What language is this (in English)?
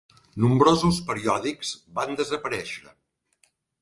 Catalan